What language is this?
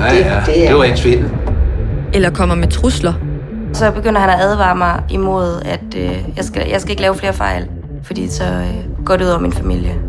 Danish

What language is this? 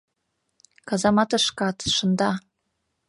Mari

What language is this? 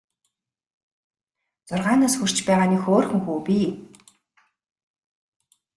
Mongolian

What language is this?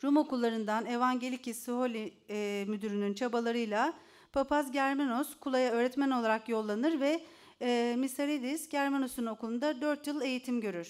Turkish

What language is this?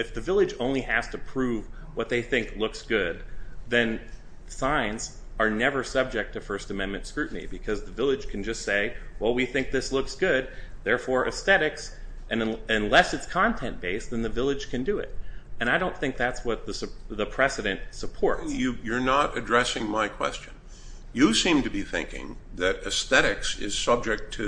English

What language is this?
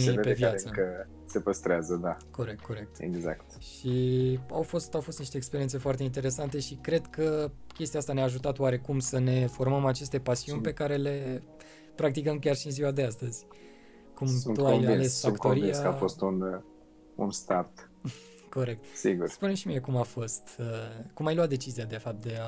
Romanian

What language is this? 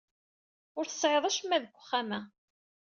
Kabyle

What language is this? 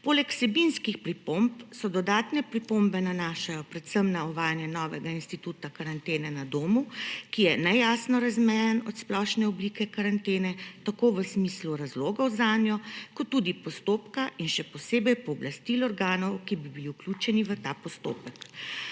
Slovenian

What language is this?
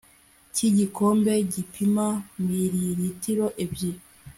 Kinyarwanda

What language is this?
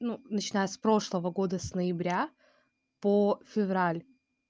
Russian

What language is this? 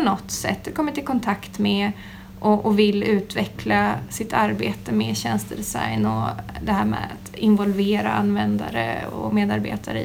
Swedish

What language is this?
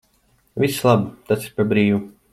Latvian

